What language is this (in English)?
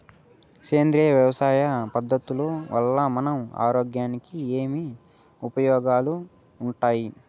Telugu